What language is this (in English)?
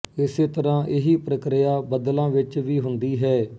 Punjabi